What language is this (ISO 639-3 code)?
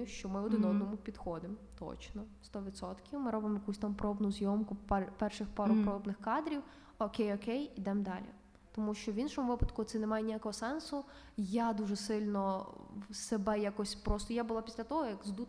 ukr